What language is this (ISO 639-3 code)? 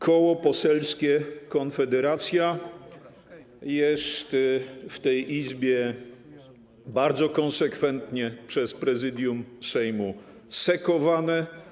pol